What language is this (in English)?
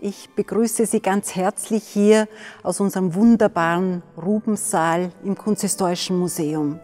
German